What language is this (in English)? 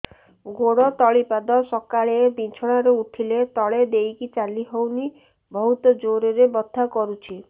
Odia